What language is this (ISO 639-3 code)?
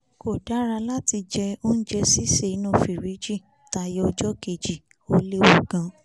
yor